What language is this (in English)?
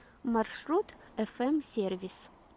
Russian